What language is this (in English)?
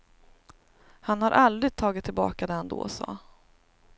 Swedish